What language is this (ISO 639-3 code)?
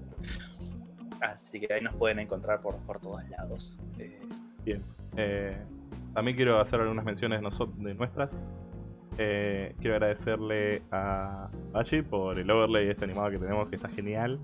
spa